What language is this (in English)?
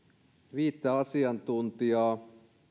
Finnish